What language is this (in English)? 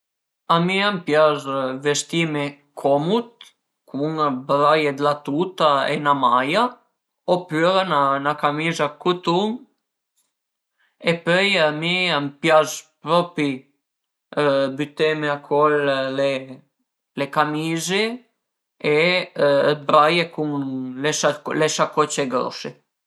Piedmontese